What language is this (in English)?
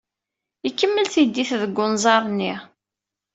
Kabyle